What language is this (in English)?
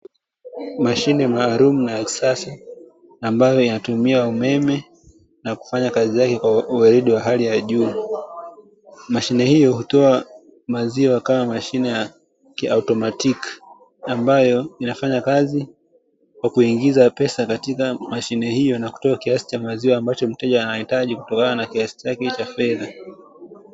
Swahili